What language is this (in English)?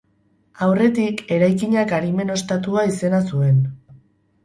Basque